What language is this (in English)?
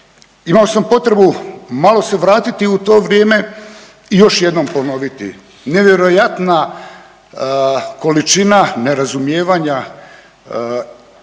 Croatian